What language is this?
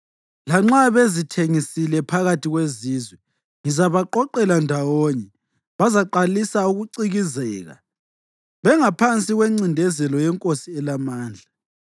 North Ndebele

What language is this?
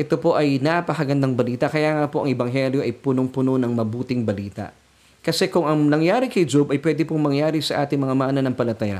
Filipino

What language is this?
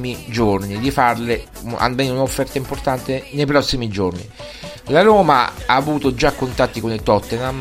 Italian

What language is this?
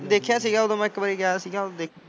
Punjabi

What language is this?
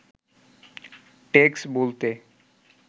Bangla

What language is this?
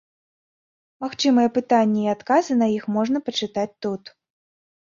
Belarusian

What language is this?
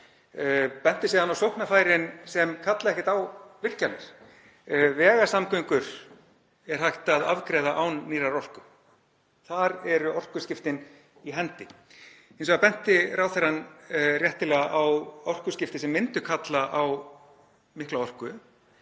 Icelandic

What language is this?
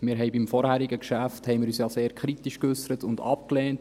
Swiss German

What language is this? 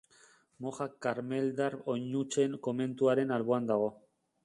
Basque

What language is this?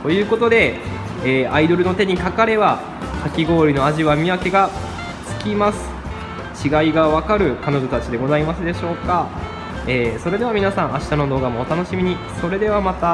Japanese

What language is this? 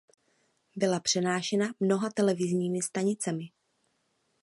Czech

